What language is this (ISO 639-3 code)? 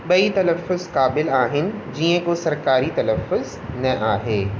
snd